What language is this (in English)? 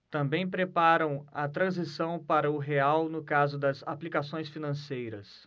Portuguese